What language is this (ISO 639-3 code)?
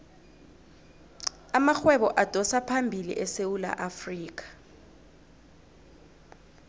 nbl